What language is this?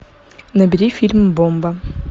Russian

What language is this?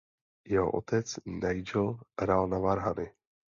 Czech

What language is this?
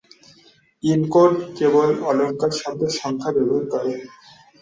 Bangla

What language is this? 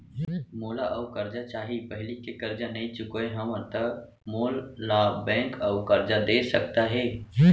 Chhattisgarhi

